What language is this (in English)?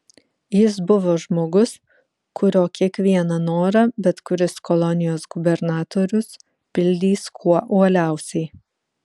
Lithuanian